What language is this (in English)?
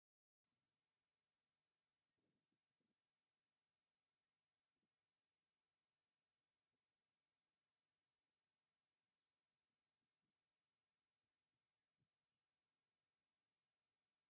Tigrinya